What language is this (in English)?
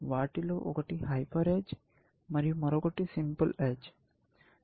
Telugu